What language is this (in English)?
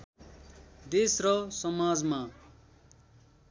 Nepali